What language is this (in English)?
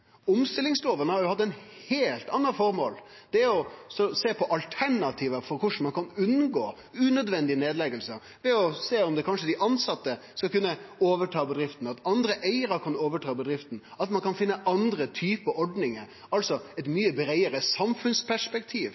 Norwegian Nynorsk